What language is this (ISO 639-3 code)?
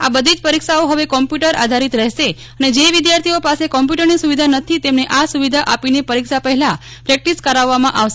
guj